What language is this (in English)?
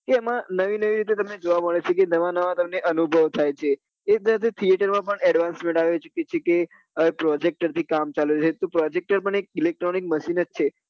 Gujarati